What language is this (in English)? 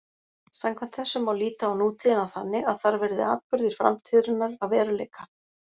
Icelandic